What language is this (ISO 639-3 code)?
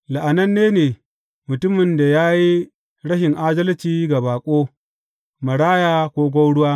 hau